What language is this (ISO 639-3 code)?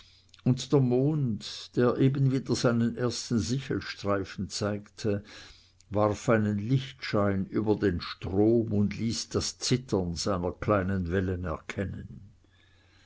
deu